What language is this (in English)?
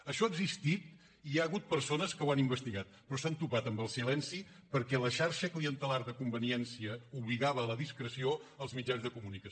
Catalan